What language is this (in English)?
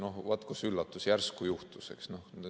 Estonian